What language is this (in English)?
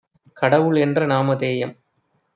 Tamil